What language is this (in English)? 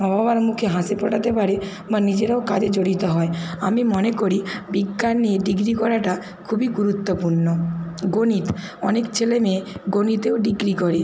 Bangla